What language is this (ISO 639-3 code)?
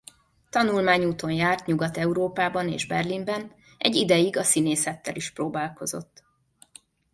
hun